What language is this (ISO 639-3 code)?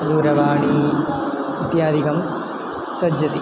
san